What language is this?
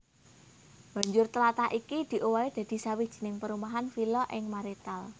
Javanese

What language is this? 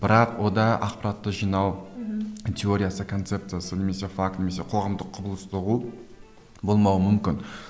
Kazakh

